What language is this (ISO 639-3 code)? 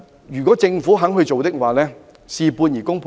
yue